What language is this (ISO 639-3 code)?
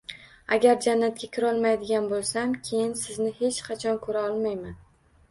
uzb